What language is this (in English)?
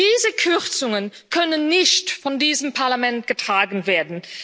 German